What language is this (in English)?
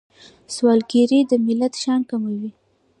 Pashto